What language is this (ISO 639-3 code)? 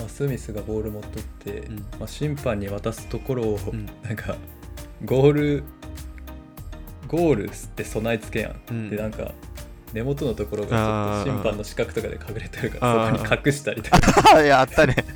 jpn